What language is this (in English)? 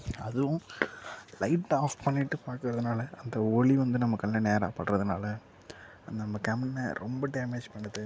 Tamil